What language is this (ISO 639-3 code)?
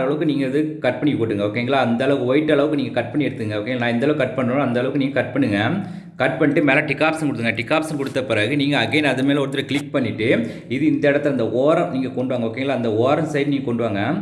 tam